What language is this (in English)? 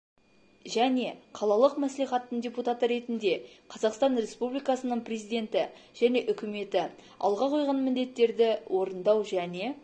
Kazakh